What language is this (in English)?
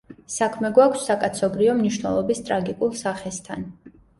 Georgian